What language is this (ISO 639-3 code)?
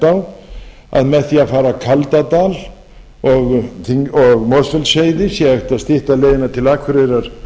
isl